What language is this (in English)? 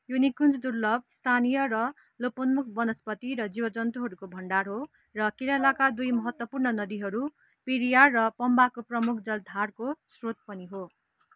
Nepali